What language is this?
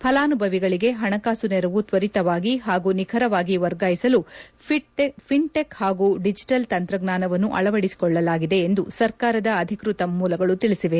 Kannada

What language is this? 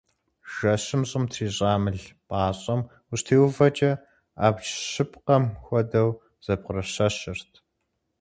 Kabardian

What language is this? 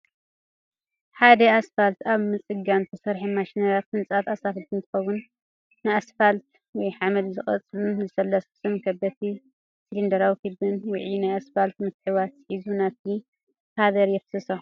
Tigrinya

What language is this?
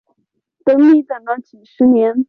Chinese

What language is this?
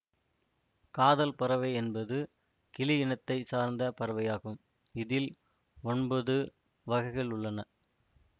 Tamil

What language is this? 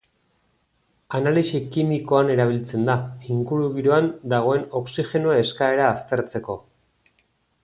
Basque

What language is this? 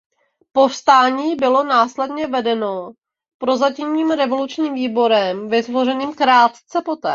Czech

